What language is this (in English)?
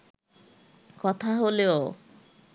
Bangla